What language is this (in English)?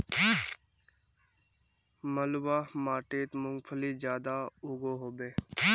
Magahi